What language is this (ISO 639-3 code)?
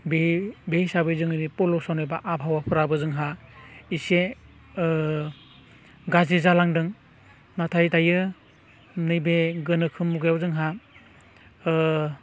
brx